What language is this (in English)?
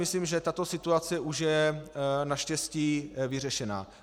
Czech